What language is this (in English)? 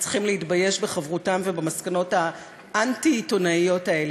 Hebrew